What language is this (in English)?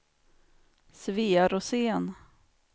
Swedish